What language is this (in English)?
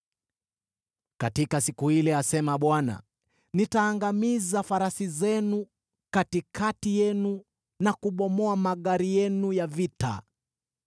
Swahili